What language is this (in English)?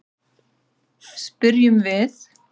Icelandic